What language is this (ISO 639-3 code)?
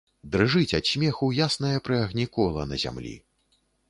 bel